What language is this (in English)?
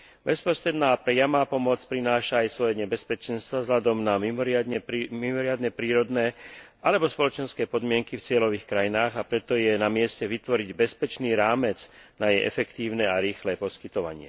Slovak